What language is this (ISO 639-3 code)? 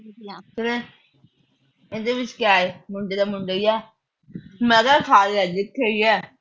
pan